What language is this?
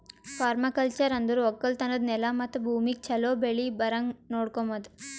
Kannada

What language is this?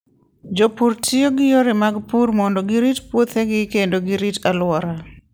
Luo (Kenya and Tanzania)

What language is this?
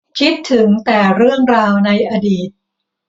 Thai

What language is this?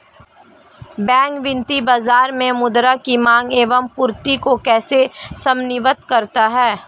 Hindi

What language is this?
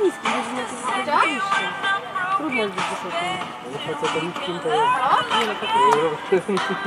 Polish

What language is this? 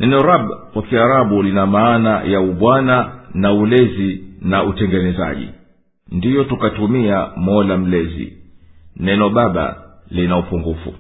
Swahili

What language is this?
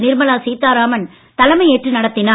Tamil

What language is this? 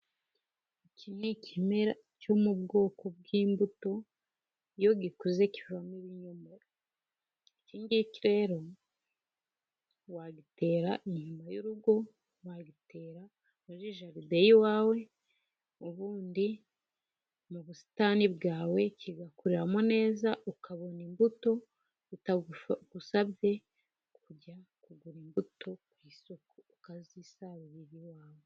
Kinyarwanda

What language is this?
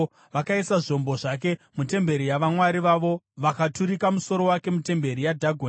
Shona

